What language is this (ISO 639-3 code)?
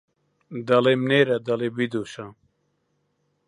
ckb